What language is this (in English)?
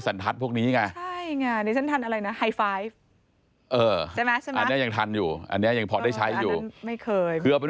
Thai